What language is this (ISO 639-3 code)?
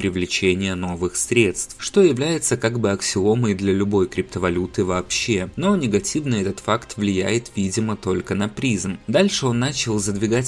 rus